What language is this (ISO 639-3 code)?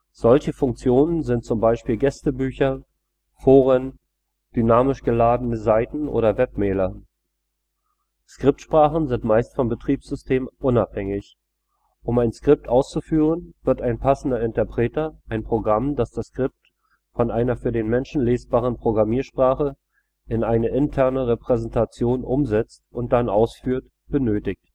deu